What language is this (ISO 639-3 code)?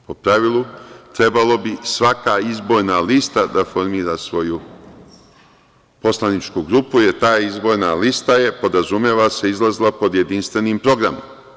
srp